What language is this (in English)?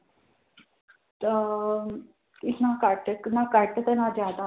Punjabi